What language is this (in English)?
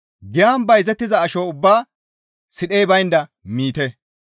Gamo